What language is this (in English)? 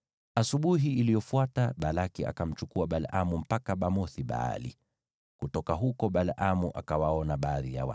Swahili